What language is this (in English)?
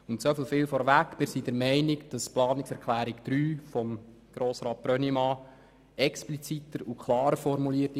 Swiss German